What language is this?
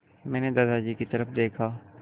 Hindi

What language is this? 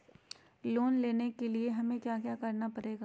Magahi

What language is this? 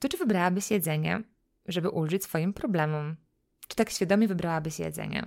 Polish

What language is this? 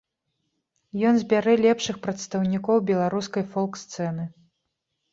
Belarusian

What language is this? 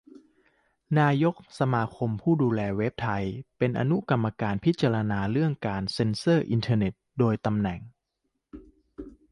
Thai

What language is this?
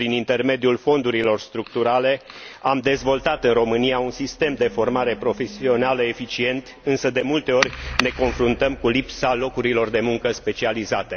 Romanian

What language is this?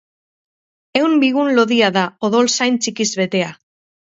Basque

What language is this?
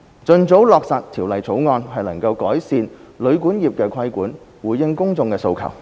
Cantonese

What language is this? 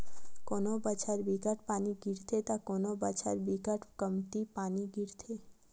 Chhattisgarhi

